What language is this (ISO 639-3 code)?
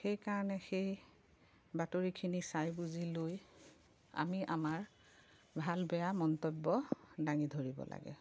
asm